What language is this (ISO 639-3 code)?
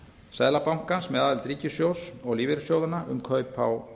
isl